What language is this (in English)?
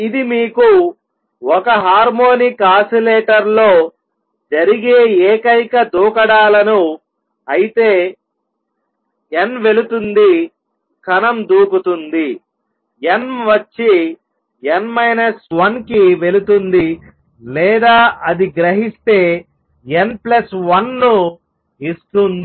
Telugu